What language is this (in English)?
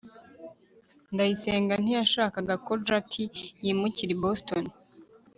Kinyarwanda